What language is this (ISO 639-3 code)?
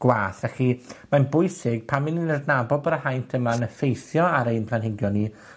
cym